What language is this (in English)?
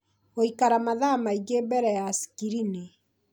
Kikuyu